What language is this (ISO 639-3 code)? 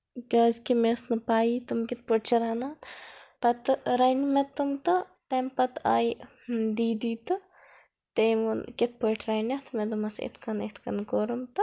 kas